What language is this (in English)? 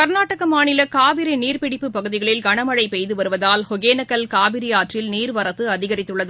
Tamil